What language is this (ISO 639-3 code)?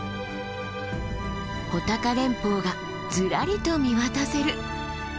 jpn